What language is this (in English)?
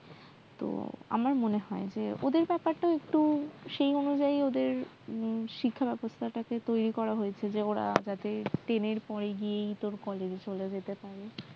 Bangla